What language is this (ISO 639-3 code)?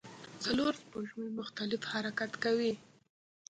pus